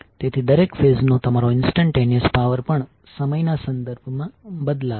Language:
Gujarati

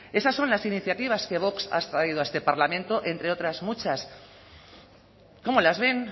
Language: Spanish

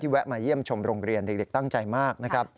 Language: Thai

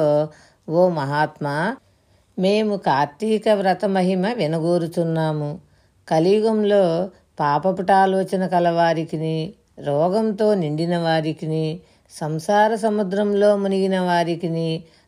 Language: Telugu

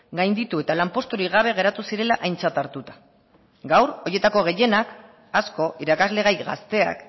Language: Basque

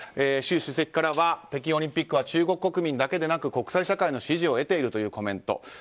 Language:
Japanese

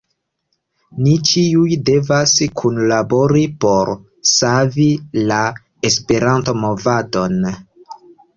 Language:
Esperanto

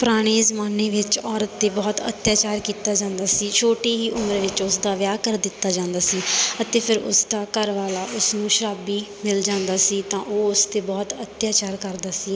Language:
Punjabi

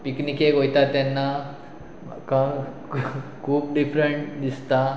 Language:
Konkani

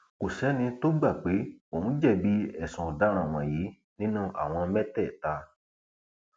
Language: Yoruba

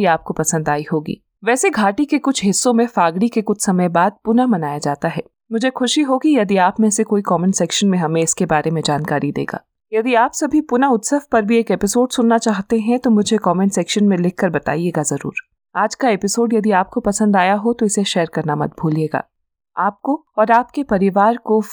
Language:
Hindi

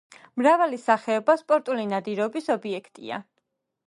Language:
Georgian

